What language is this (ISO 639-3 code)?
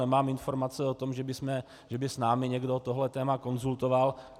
ces